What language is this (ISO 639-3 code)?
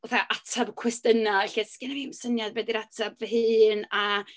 cym